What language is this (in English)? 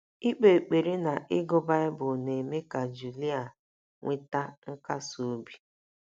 Igbo